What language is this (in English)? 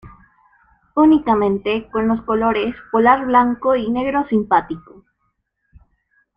Spanish